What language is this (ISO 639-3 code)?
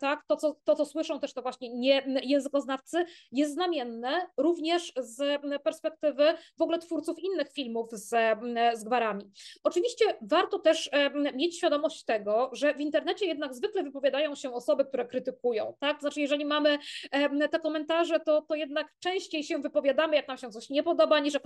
pol